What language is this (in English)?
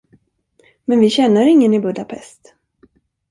Swedish